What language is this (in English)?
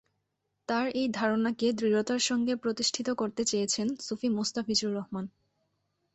Bangla